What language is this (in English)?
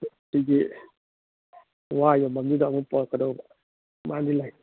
Manipuri